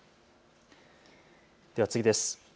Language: Japanese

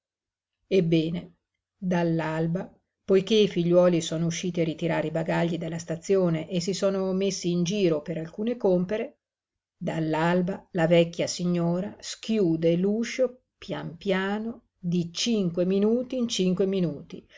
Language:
Italian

